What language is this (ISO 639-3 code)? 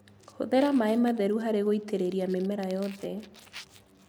kik